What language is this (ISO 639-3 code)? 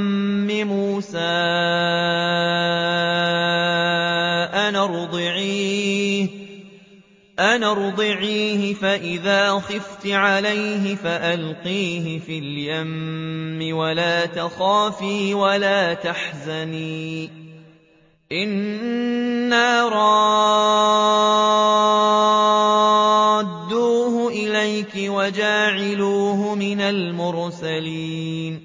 ara